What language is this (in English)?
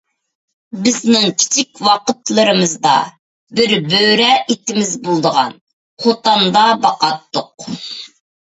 Uyghur